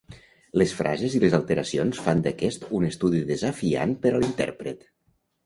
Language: Catalan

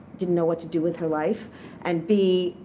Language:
English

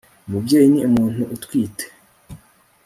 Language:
Kinyarwanda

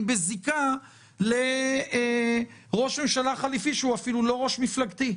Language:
Hebrew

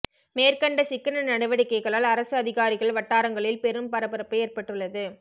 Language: Tamil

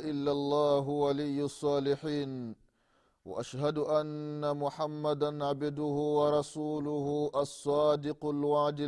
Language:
Swahili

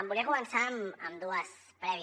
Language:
Catalan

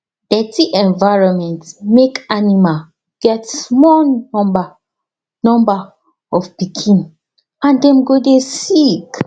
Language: Nigerian Pidgin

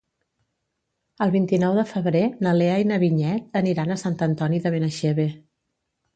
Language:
Catalan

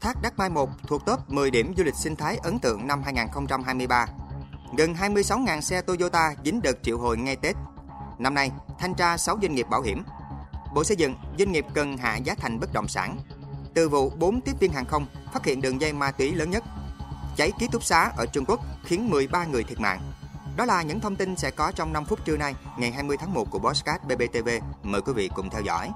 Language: Vietnamese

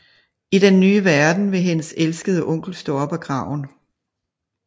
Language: Danish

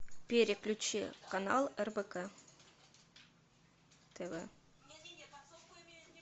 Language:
Russian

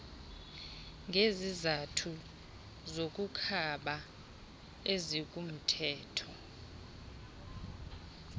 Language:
Xhosa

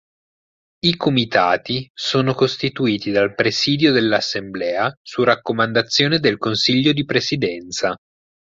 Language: Italian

